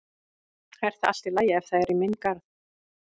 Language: Icelandic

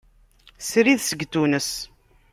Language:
Kabyle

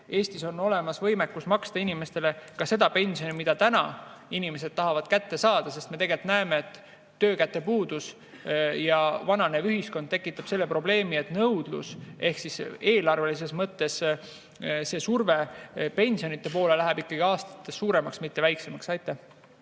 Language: Estonian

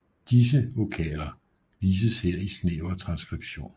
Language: Danish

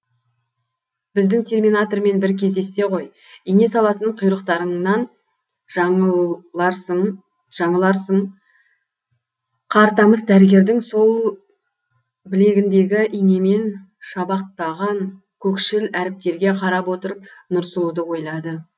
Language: Kazakh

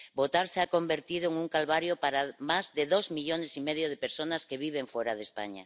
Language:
Spanish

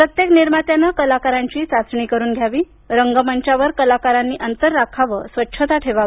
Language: Marathi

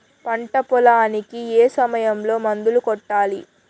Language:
Telugu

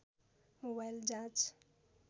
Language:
Nepali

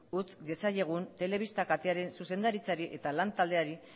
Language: Basque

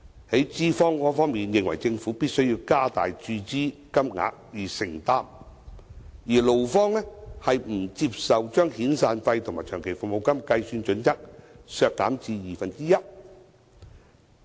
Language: Cantonese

